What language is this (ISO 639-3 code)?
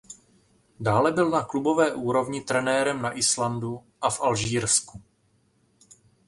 ces